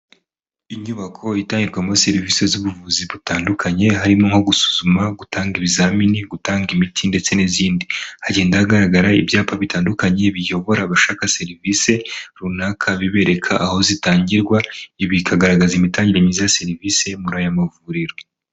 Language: Kinyarwanda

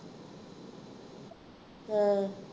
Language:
Punjabi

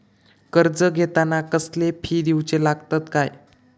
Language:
Marathi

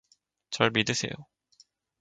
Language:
Korean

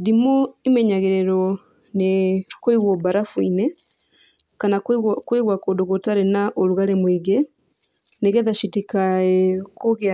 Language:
Kikuyu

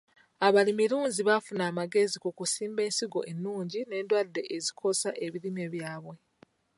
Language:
Ganda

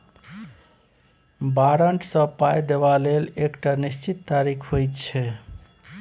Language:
Maithili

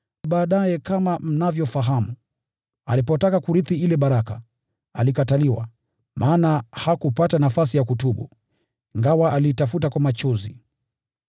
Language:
Swahili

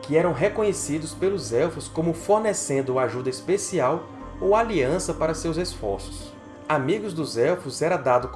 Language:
Portuguese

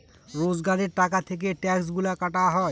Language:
Bangla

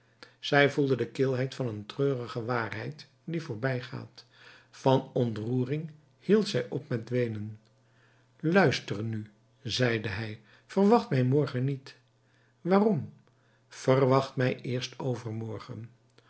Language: Dutch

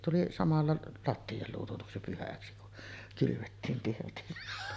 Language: Finnish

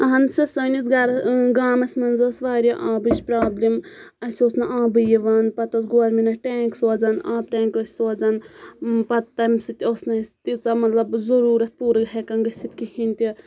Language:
Kashmiri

